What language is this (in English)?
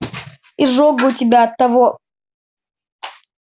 Russian